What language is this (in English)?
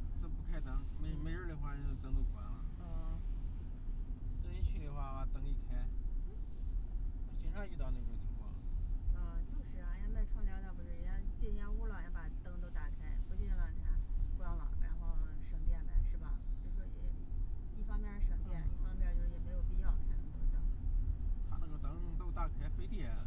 Chinese